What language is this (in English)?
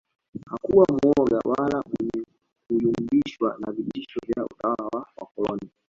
Swahili